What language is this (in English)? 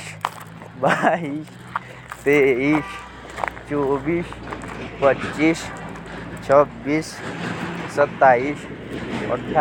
Jaunsari